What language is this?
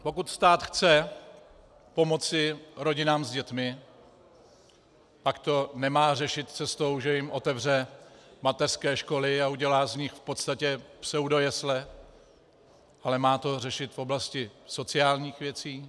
Czech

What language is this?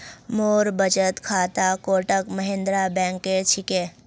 Magahi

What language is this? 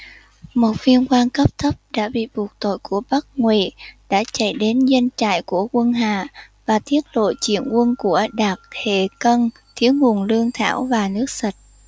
Vietnamese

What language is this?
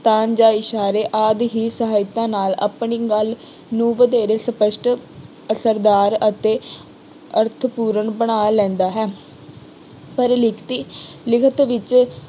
Punjabi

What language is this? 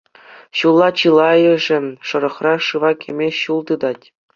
Chuvash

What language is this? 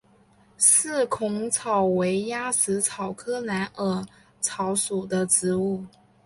Chinese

